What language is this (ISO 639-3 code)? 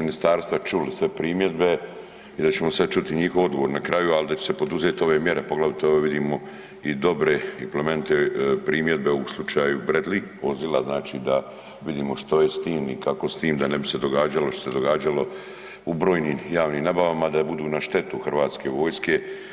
hrv